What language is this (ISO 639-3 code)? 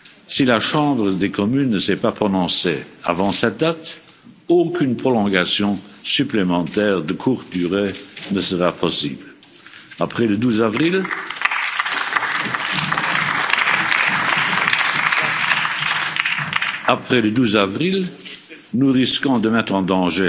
fra